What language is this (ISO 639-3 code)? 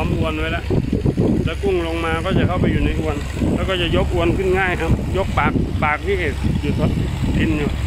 tha